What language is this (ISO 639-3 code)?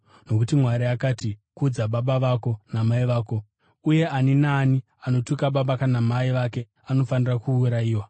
sna